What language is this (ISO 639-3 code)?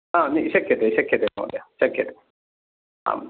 san